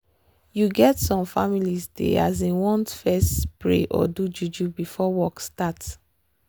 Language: Nigerian Pidgin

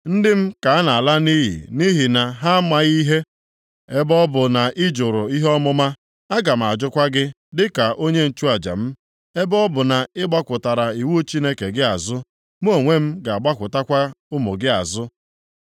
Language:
Igbo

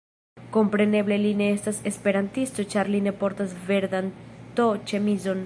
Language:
Esperanto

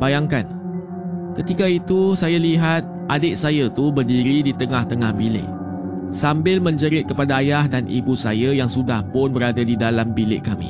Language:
Malay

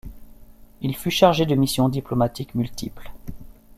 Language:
French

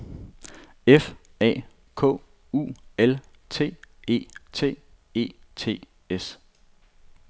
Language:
Danish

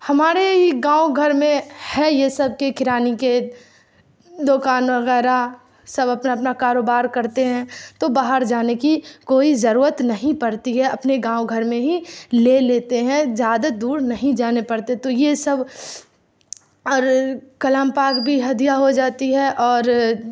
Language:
Urdu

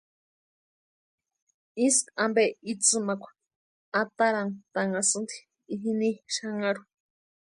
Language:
Western Highland Purepecha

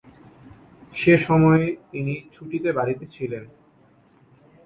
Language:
Bangla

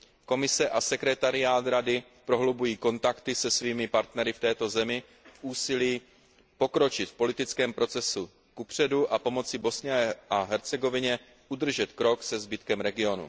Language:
Czech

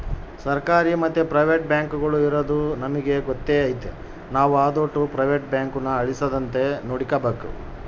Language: Kannada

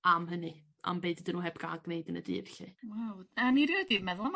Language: Welsh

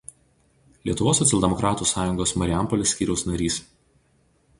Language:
Lithuanian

